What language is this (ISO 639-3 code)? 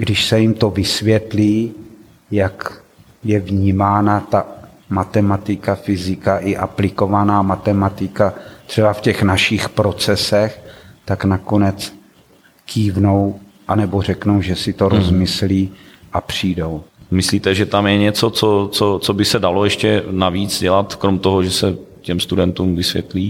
ces